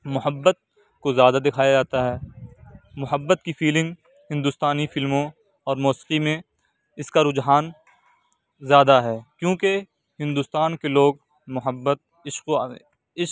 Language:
Urdu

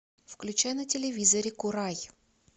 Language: Russian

